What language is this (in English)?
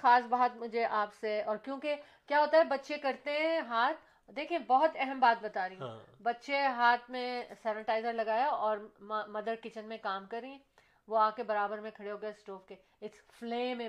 Urdu